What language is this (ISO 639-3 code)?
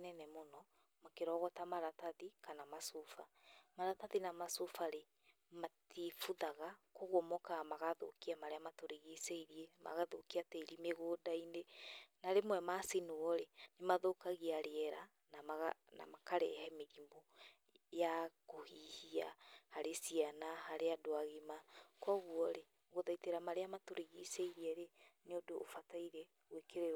kik